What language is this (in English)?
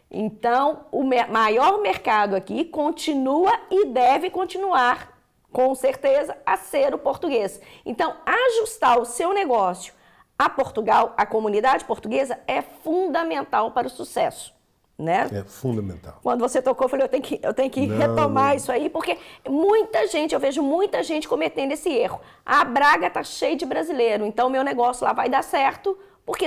Portuguese